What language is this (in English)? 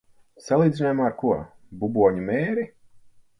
Latvian